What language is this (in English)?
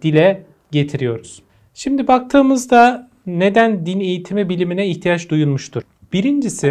Turkish